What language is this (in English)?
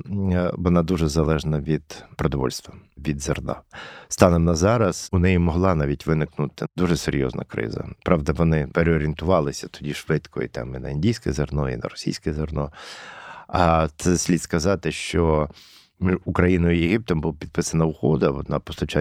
Ukrainian